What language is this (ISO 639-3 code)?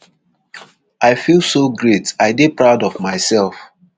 pcm